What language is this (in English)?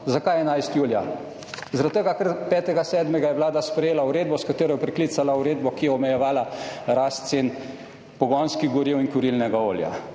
Slovenian